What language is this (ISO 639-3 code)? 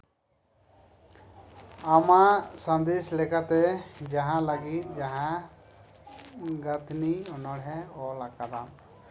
sat